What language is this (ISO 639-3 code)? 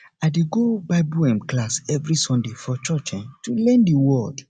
pcm